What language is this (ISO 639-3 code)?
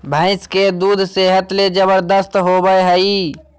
mag